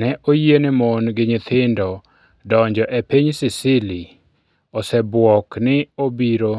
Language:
Luo (Kenya and Tanzania)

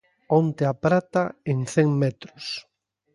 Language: Galician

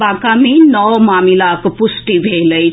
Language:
Maithili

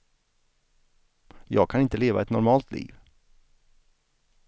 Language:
Swedish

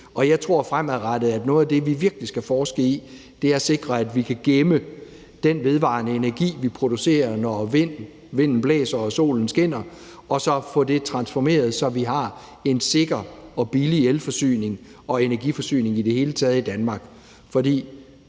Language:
Danish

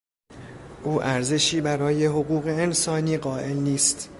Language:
Persian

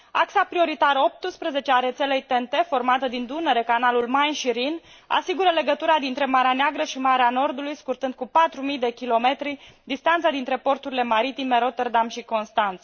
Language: Romanian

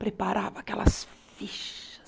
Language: Portuguese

